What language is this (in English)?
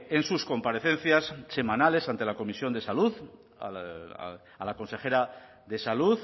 Spanish